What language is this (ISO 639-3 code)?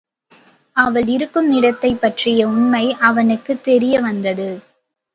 tam